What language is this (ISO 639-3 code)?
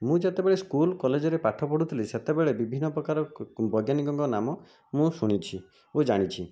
ori